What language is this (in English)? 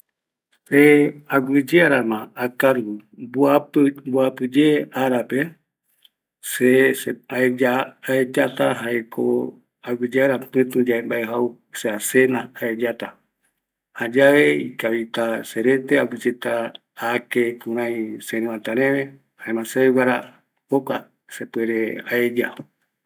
Eastern Bolivian Guaraní